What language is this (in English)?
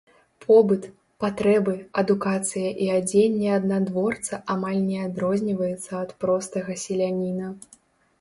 Belarusian